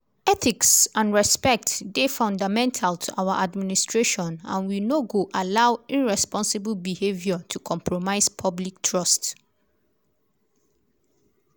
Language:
Nigerian Pidgin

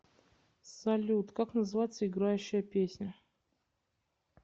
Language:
Russian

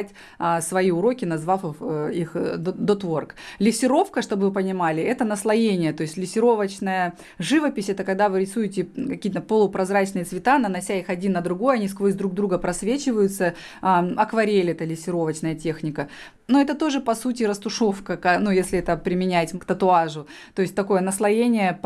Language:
Russian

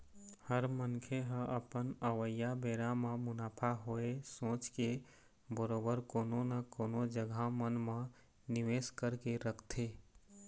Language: Chhattisgarhi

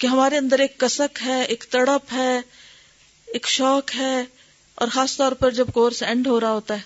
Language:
Urdu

